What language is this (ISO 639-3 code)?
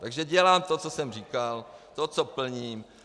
ces